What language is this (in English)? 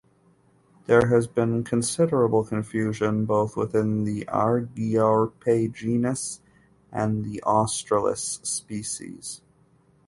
English